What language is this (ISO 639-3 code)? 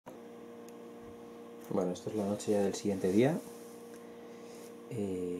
spa